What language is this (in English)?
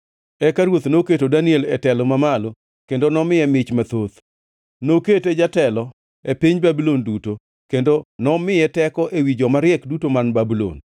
Luo (Kenya and Tanzania)